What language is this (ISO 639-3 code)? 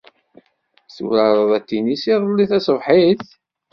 kab